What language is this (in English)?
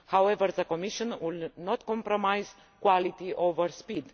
English